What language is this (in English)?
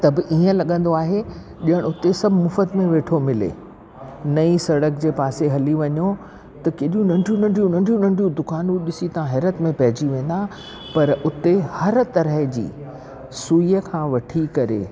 Sindhi